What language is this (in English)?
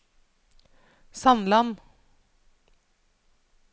Norwegian